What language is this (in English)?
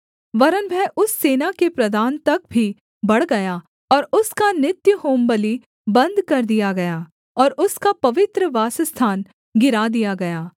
Hindi